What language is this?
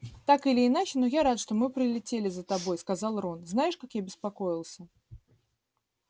Russian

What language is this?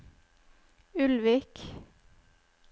Norwegian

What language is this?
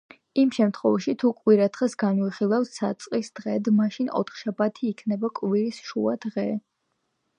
Georgian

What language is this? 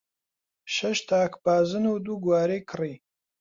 Central Kurdish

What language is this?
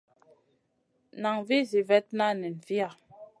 Masana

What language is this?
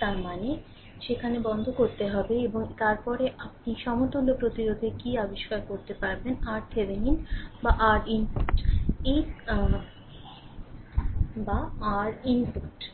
Bangla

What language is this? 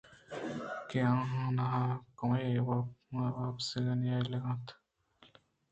Eastern Balochi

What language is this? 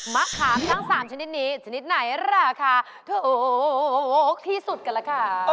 Thai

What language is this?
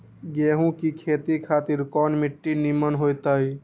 Magahi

